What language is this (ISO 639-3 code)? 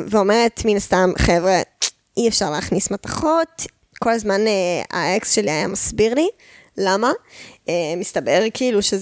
heb